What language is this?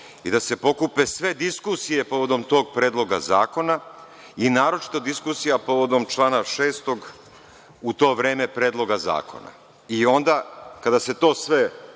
Serbian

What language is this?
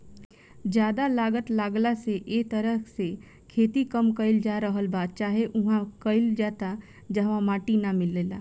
Bhojpuri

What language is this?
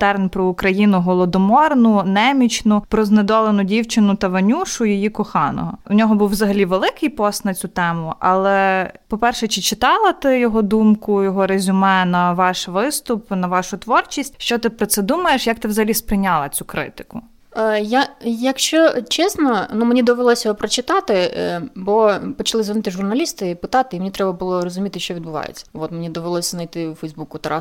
Ukrainian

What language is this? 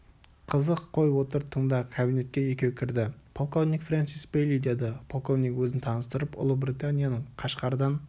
Kazakh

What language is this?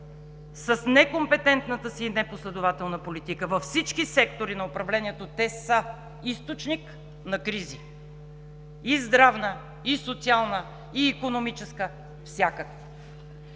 Bulgarian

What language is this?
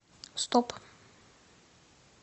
Russian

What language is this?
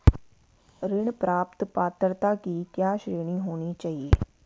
Hindi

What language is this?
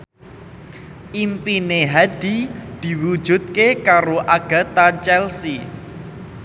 Javanese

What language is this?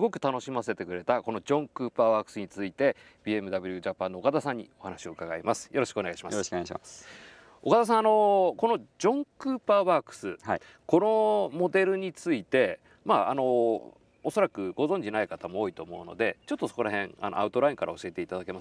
Japanese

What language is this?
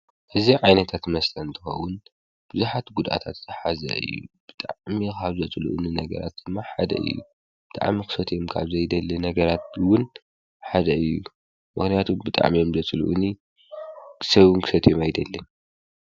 Tigrinya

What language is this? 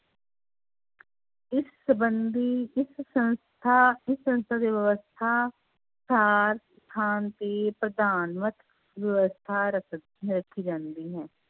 Punjabi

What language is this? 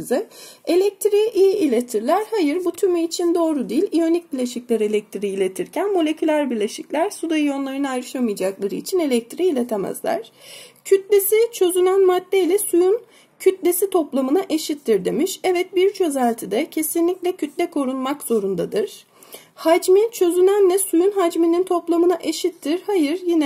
Turkish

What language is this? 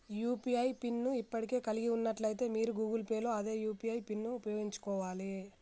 Telugu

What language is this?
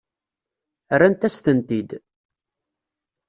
Kabyle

